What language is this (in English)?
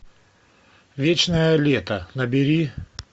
Russian